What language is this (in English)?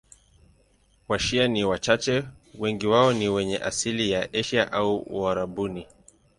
Swahili